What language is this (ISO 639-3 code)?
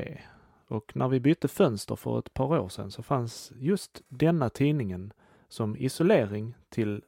swe